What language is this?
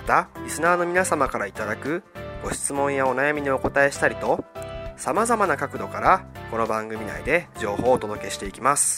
Japanese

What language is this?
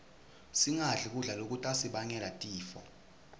Swati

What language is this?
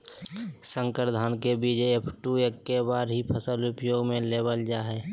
Magahi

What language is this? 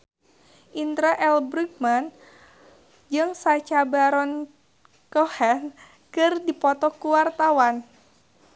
Sundanese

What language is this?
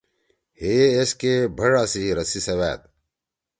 Torwali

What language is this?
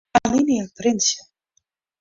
Western Frisian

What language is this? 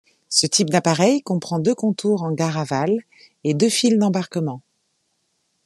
French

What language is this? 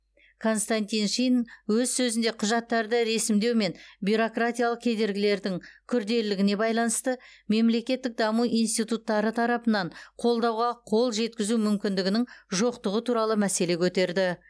Kazakh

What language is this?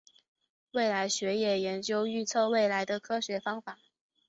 Chinese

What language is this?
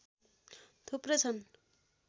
Nepali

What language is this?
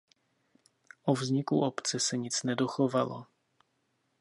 Czech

